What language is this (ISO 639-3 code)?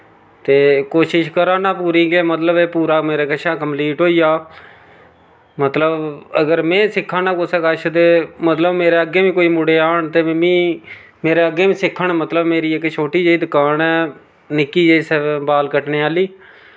doi